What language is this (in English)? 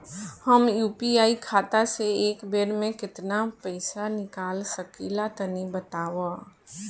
Bhojpuri